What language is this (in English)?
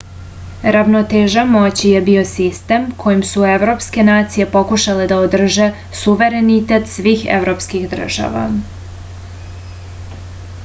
Serbian